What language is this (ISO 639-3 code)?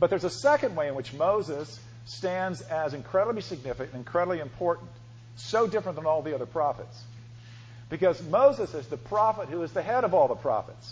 eng